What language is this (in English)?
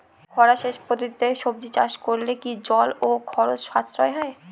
Bangla